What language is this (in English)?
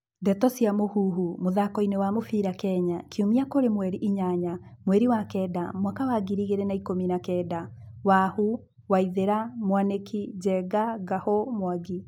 Kikuyu